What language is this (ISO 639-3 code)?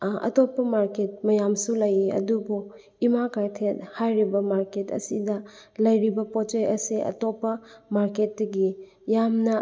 mni